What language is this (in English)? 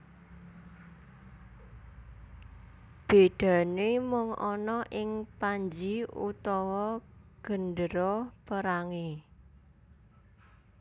Javanese